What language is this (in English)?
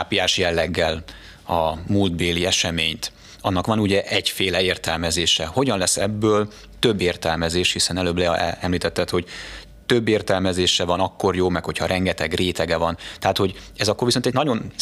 Hungarian